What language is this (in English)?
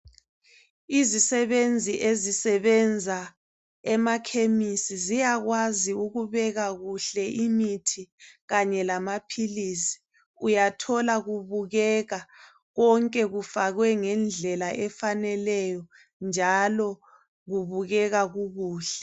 North Ndebele